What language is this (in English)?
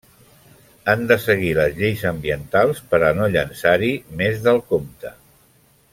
Catalan